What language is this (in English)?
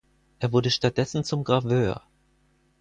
German